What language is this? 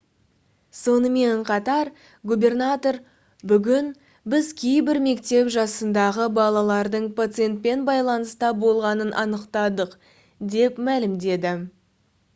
Kazakh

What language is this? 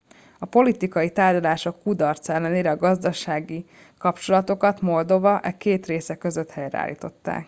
Hungarian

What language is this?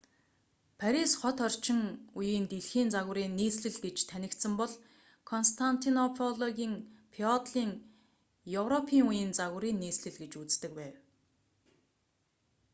Mongolian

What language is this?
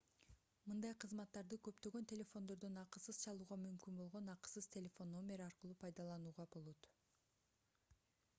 Kyrgyz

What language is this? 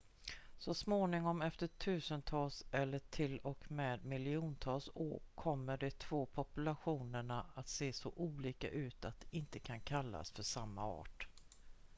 Swedish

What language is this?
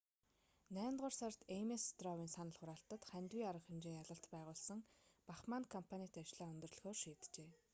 Mongolian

